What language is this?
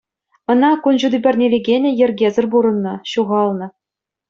Chuvash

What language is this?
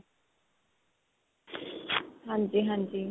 Punjabi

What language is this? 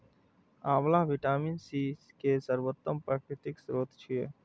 Maithili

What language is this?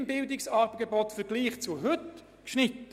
Swiss German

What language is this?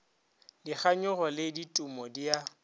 Northern Sotho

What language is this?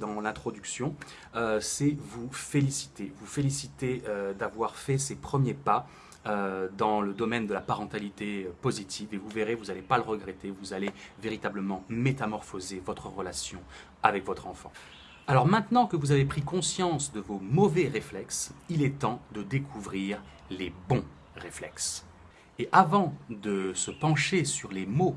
French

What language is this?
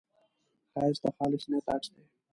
Pashto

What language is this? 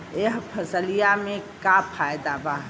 Bhojpuri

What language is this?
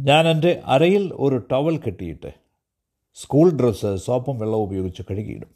Malayalam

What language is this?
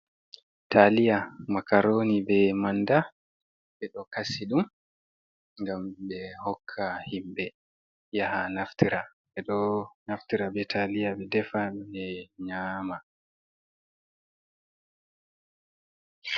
Fula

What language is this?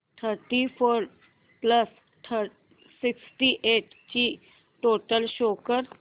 Marathi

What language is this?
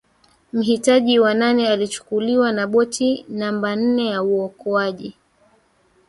Swahili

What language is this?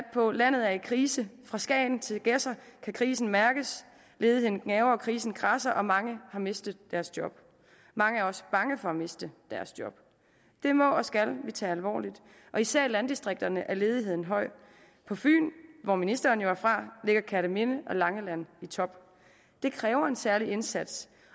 Danish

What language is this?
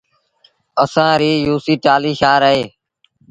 Sindhi Bhil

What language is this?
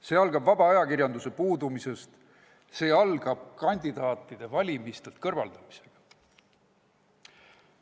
Estonian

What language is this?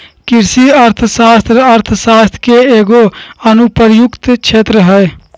Magahi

